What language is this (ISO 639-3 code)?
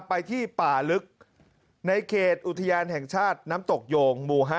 tha